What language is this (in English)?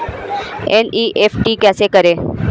Hindi